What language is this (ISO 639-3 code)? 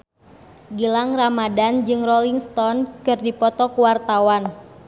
sun